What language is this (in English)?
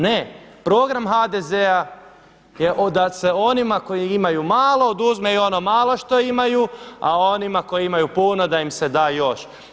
Croatian